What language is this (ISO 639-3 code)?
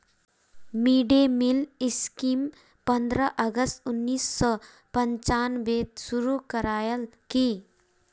mag